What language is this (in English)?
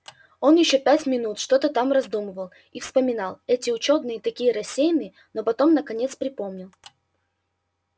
Russian